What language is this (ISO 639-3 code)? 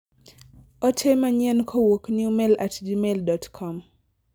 luo